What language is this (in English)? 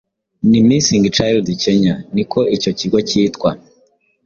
Kinyarwanda